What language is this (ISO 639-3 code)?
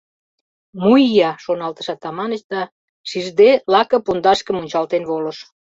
chm